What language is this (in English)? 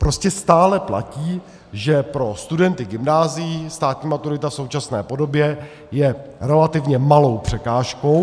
Czech